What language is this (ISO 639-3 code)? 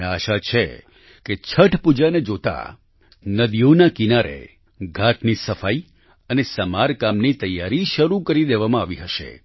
guj